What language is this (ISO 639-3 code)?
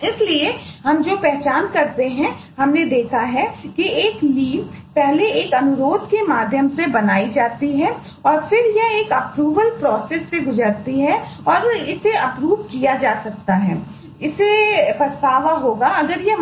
hin